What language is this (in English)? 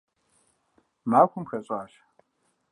Kabardian